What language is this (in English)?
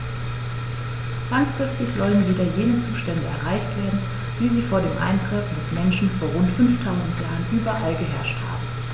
German